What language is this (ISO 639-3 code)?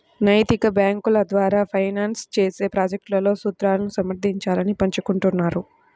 tel